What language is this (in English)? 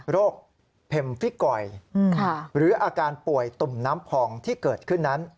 Thai